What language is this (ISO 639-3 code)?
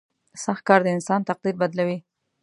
pus